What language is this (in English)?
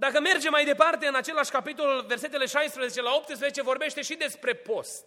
Romanian